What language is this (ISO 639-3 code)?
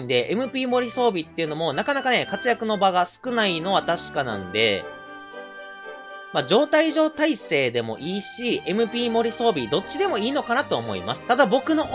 jpn